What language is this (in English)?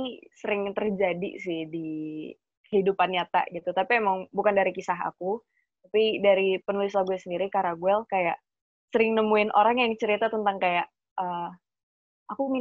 Indonesian